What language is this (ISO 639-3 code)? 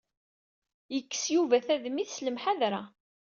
kab